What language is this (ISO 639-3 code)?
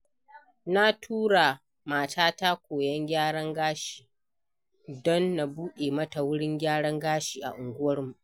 hau